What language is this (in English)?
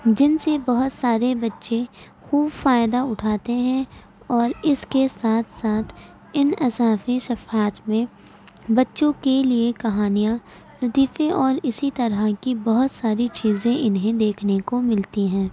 Urdu